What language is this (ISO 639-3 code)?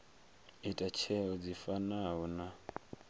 ven